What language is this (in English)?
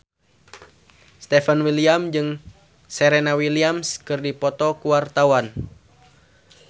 Sundanese